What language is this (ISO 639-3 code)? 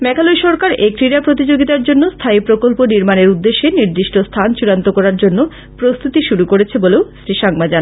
ben